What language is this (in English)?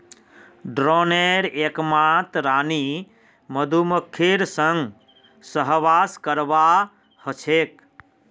Magahi